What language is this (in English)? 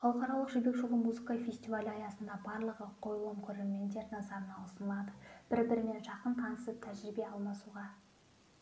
Kazakh